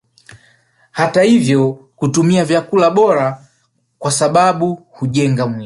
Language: Swahili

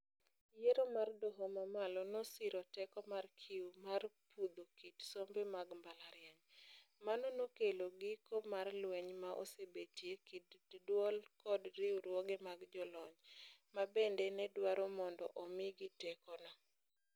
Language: Luo (Kenya and Tanzania)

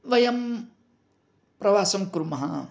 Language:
Sanskrit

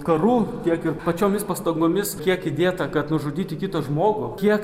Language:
Lithuanian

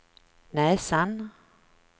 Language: Swedish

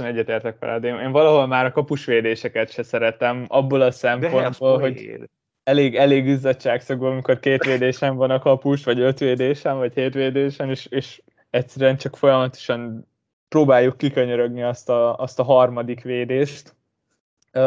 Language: Hungarian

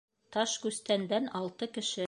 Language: Bashkir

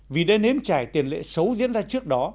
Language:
Vietnamese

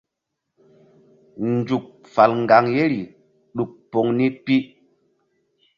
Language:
Mbum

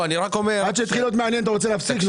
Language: Hebrew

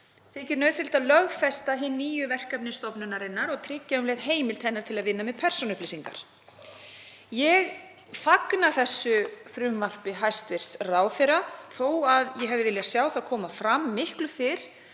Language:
Icelandic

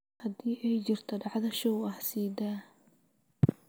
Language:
Somali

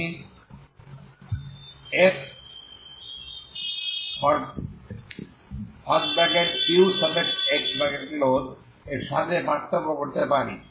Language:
Bangla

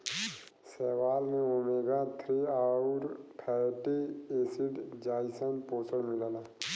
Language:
Bhojpuri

